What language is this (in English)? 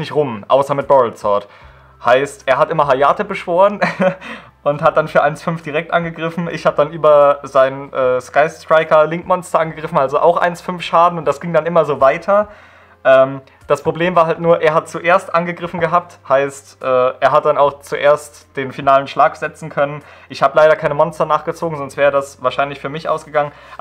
German